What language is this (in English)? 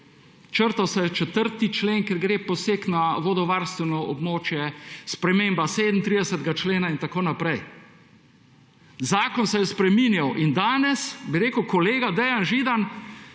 Slovenian